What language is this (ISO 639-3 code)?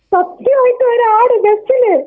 mal